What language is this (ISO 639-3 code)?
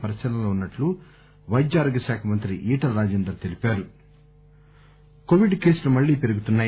tel